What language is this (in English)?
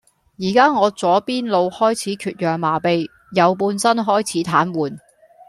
Cantonese